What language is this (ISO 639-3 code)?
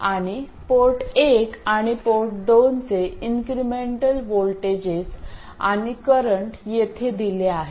mar